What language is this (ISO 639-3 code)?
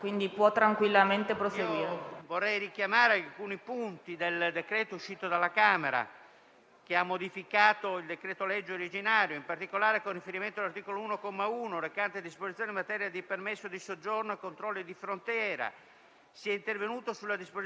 ita